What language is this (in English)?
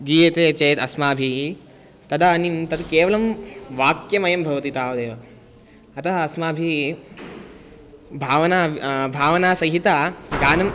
Sanskrit